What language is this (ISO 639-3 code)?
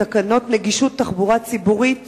heb